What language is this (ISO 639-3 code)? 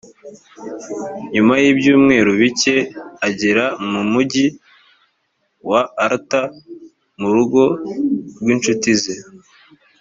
kin